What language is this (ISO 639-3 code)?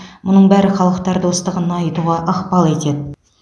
kaz